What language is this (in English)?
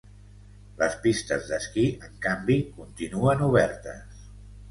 Catalan